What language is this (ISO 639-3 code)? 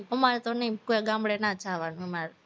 guj